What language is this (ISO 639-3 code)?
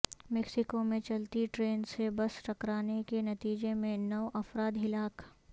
urd